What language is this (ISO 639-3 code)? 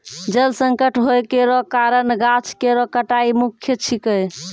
mai